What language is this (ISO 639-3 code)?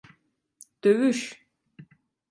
tur